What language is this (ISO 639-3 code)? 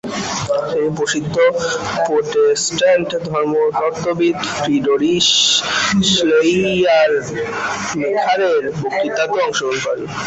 ben